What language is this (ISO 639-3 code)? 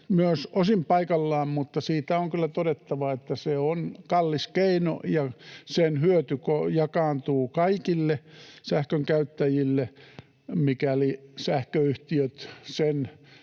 fin